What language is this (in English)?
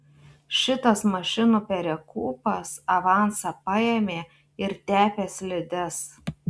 Lithuanian